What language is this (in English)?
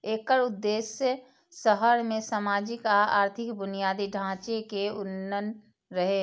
Maithili